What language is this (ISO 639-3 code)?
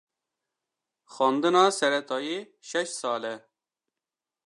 kur